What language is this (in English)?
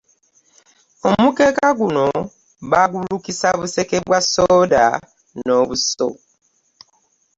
Ganda